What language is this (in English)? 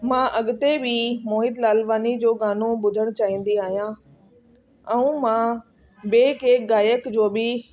Sindhi